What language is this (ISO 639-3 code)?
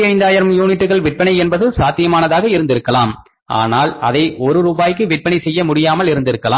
tam